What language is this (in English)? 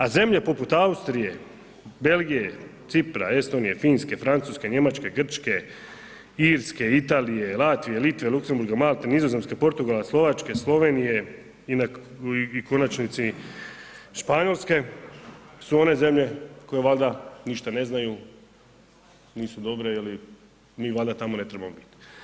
Croatian